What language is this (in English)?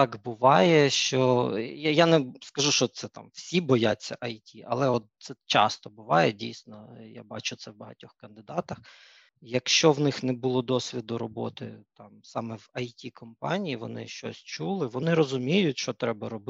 Ukrainian